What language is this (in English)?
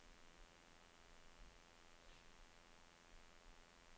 Norwegian